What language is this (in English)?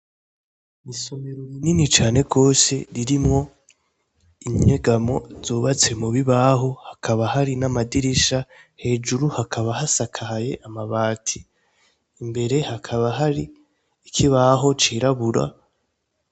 Rundi